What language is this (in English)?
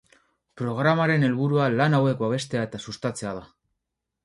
Basque